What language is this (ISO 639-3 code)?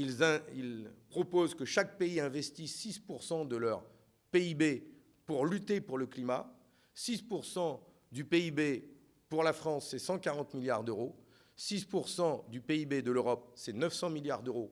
fra